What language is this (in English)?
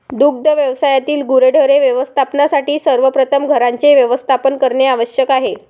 Marathi